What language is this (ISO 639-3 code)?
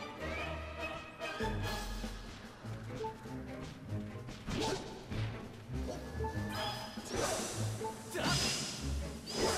deu